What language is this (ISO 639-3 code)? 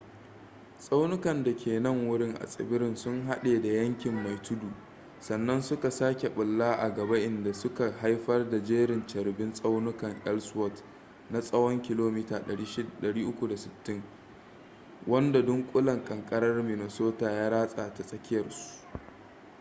hau